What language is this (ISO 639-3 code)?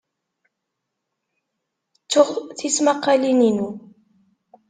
kab